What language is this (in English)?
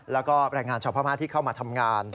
Thai